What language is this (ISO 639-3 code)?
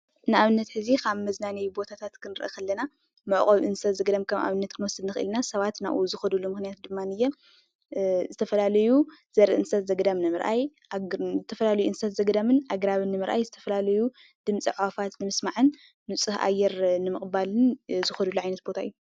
tir